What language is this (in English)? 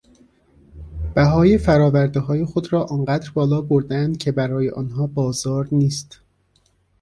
Persian